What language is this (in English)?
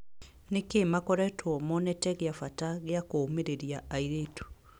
Kikuyu